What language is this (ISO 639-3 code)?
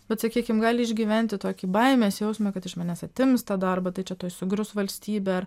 lit